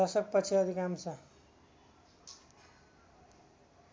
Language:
Nepali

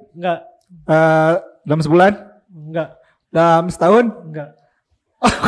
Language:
Indonesian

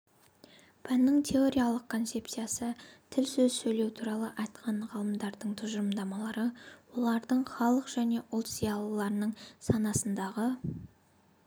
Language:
Kazakh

